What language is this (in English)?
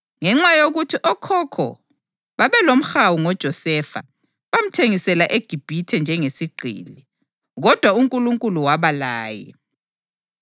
North Ndebele